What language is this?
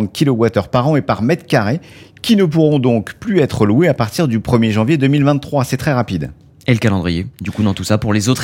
French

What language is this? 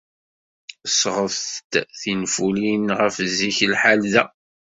Kabyle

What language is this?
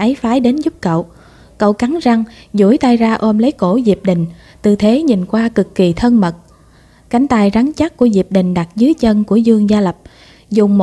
Vietnamese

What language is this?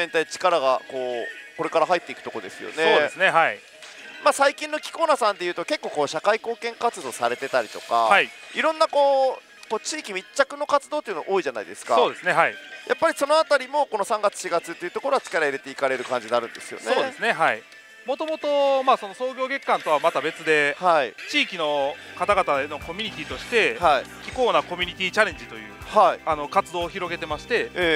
Japanese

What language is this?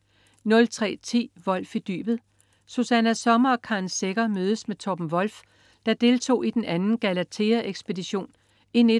Danish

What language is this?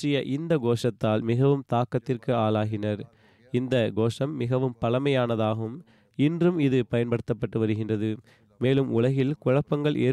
Tamil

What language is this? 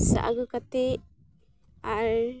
Santali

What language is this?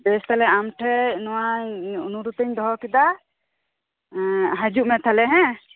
Santali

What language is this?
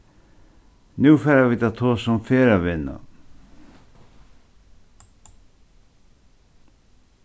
Faroese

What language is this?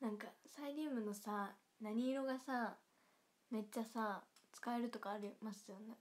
Japanese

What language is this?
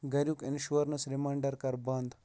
Kashmiri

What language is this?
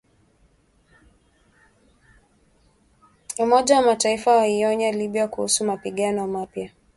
Swahili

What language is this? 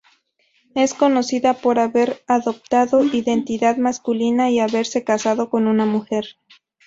Spanish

